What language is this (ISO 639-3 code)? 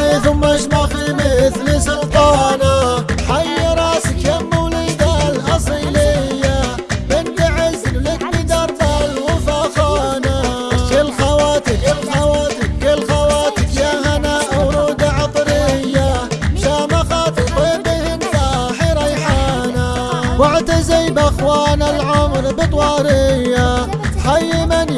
ara